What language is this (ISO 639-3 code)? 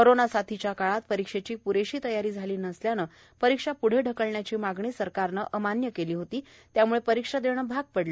mar